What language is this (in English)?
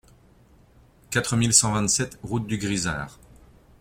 French